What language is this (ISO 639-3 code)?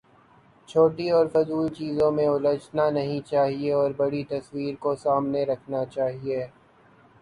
urd